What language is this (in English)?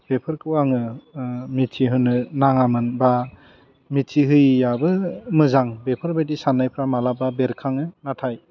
Bodo